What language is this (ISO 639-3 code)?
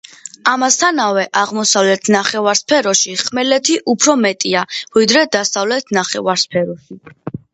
kat